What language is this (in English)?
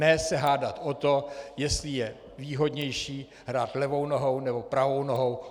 Czech